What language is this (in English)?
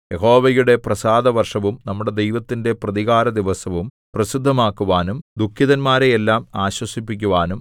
Malayalam